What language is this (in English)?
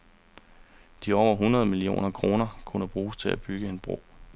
Danish